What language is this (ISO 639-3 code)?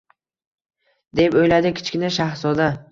uzb